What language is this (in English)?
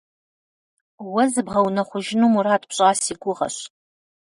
Kabardian